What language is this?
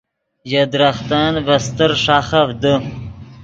Yidgha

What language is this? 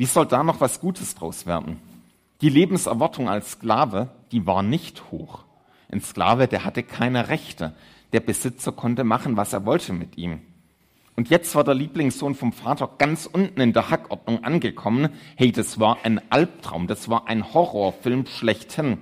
German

